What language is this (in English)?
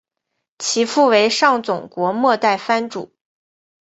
Chinese